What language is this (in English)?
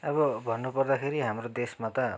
Nepali